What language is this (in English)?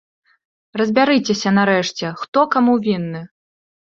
Belarusian